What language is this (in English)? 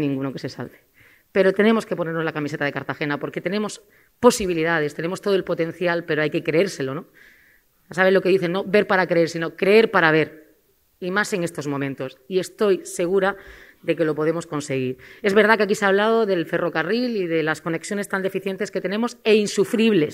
Spanish